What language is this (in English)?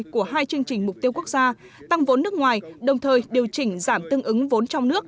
Vietnamese